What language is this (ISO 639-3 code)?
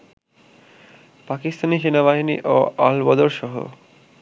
ben